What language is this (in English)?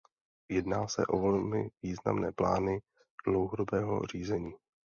Czech